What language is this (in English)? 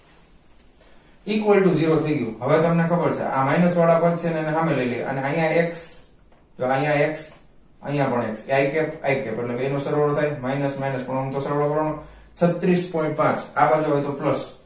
Gujarati